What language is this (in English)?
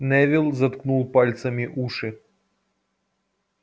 Russian